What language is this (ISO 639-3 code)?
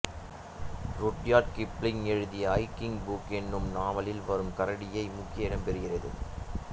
tam